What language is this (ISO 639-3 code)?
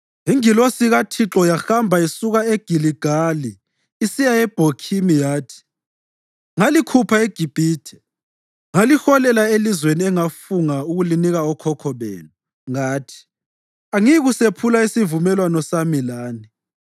nde